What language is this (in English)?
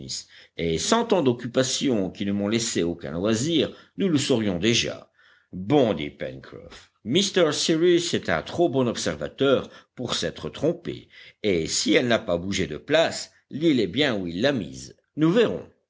French